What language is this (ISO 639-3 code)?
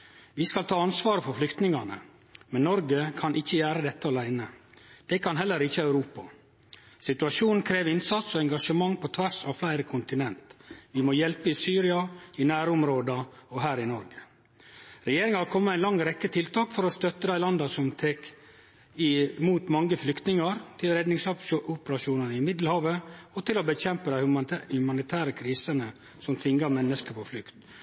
nno